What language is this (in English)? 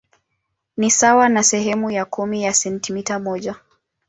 Swahili